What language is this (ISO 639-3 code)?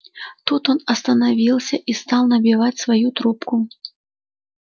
rus